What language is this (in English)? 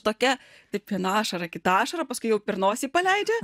Lithuanian